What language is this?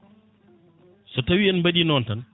Fula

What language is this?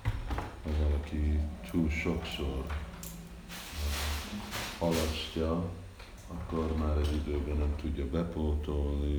Hungarian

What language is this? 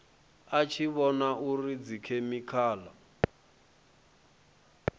Venda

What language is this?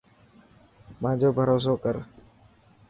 Dhatki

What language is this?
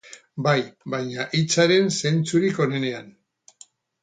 Basque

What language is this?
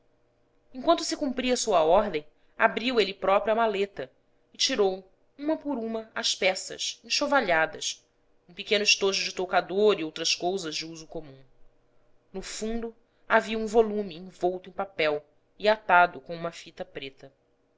Portuguese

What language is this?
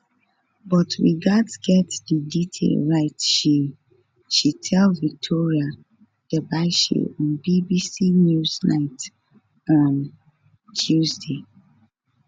Nigerian Pidgin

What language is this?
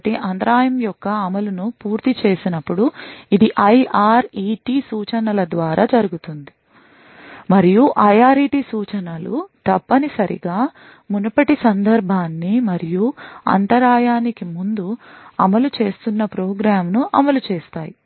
Telugu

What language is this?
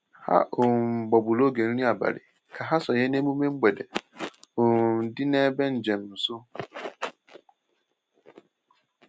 Igbo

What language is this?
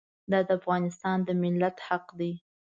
Pashto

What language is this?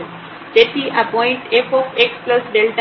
Gujarati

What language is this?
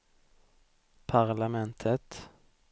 Swedish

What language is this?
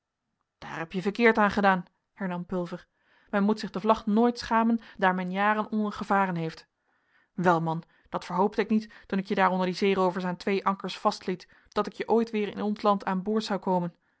Dutch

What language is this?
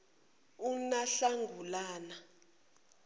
Zulu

